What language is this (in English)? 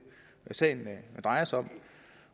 Danish